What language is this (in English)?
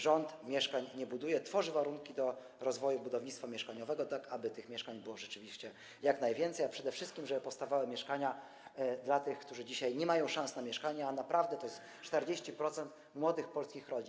Polish